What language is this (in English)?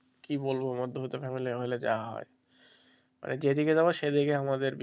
Bangla